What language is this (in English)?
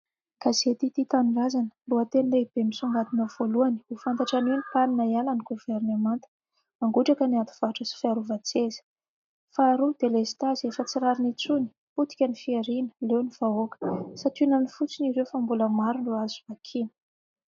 Malagasy